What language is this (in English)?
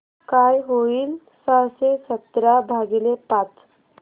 Marathi